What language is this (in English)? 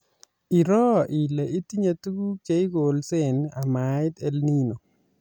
Kalenjin